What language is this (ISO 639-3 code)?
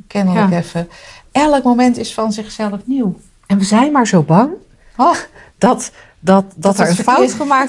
nld